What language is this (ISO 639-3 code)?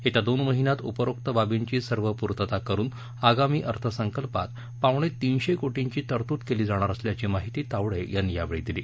mar